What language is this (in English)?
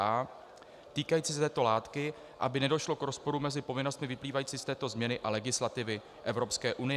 Czech